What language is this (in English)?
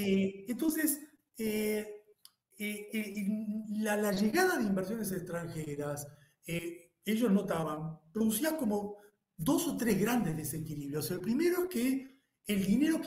Spanish